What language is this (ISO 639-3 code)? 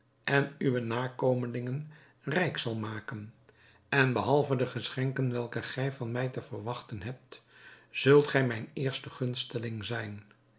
nld